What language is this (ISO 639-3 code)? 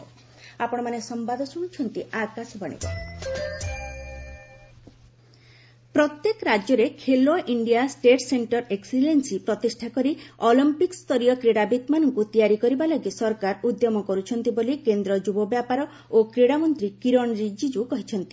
ori